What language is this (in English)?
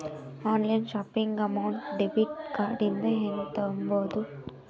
Kannada